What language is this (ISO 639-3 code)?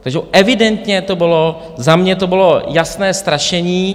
ces